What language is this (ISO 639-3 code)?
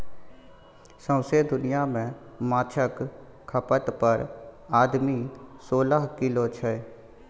mai